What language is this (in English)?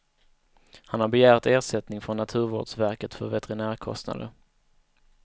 Swedish